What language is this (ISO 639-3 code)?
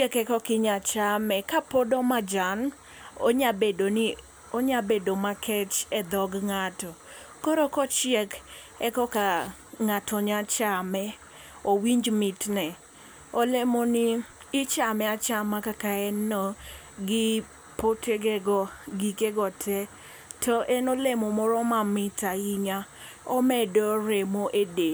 luo